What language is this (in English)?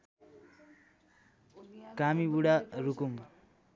Nepali